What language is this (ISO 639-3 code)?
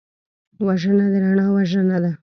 pus